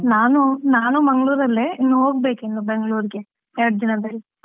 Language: Kannada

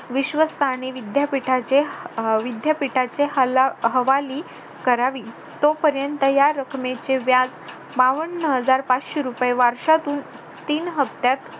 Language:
Marathi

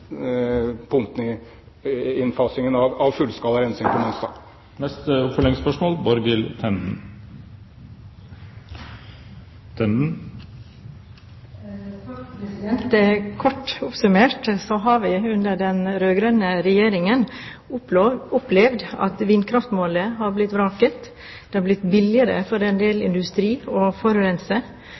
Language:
Norwegian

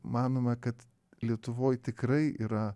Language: Lithuanian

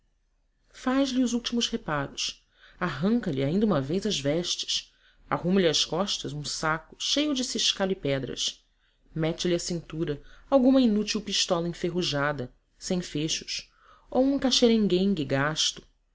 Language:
Portuguese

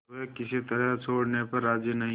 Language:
Hindi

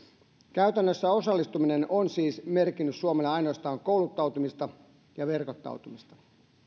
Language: Finnish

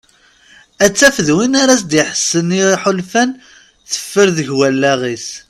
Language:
Kabyle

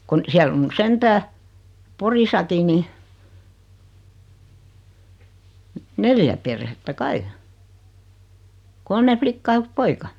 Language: Finnish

